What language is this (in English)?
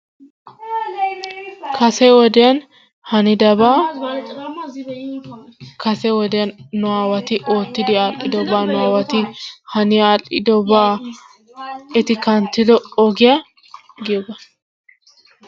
Wolaytta